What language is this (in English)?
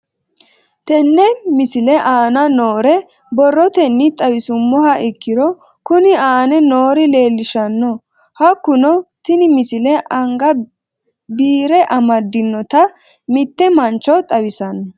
Sidamo